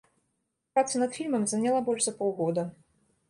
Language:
Belarusian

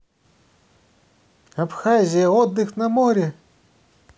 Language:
Russian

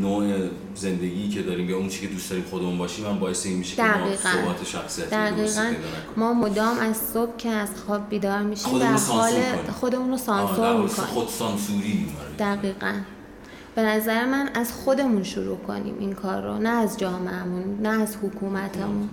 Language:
Persian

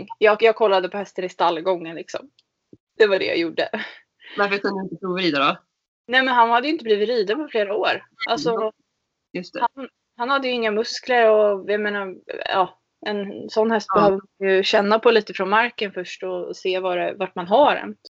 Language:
Swedish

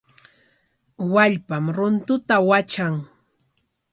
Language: Corongo Ancash Quechua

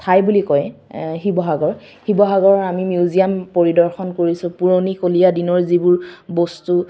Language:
Assamese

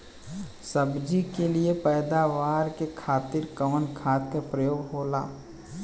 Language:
Bhojpuri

